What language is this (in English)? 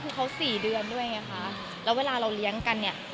Thai